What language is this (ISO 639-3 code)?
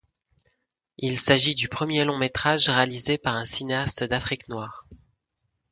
fra